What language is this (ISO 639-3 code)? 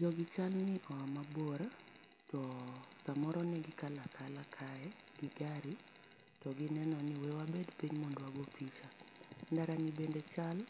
luo